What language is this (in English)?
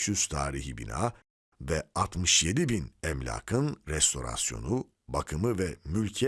Turkish